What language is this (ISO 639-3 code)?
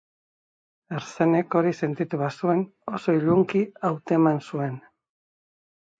eus